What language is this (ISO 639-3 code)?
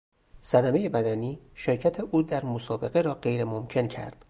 fas